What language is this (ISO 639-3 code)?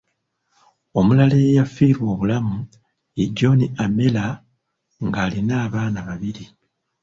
lug